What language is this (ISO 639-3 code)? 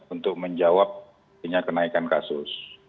ind